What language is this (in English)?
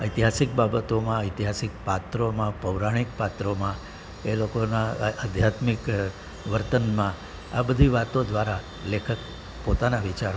Gujarati